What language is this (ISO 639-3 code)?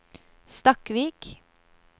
nor